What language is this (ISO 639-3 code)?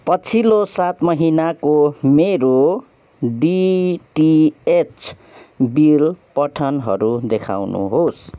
nep